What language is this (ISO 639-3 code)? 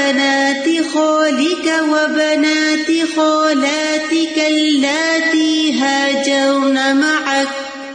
urd